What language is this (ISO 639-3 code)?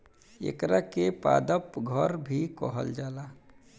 bho